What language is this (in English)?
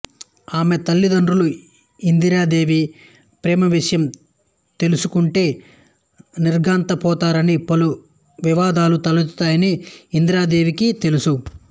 Telugu